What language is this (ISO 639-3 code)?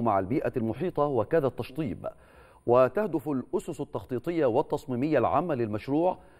ara